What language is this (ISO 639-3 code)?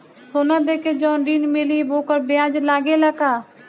bho